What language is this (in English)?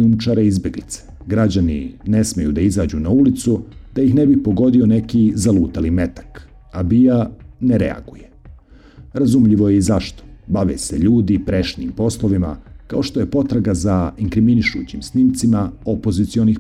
Croatian